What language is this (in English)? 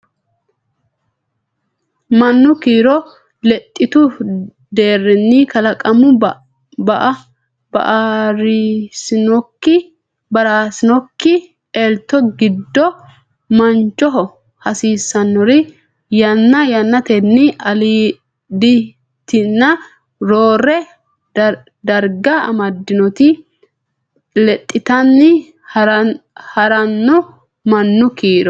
Sidamo